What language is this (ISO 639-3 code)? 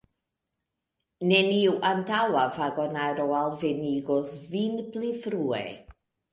epo